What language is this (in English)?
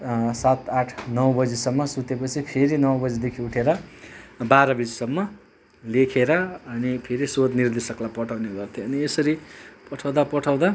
Nepali